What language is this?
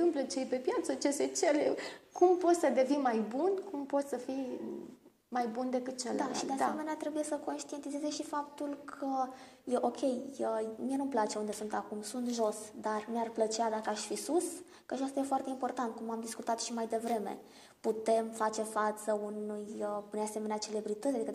Romanian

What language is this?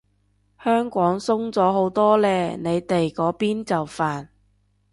Cantonese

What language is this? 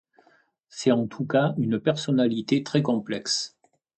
French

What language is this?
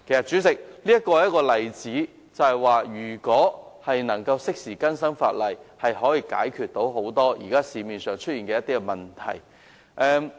Cantonese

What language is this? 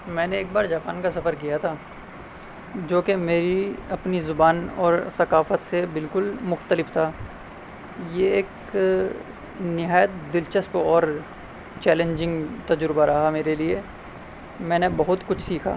Urdu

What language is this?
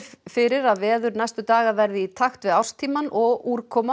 Icelandic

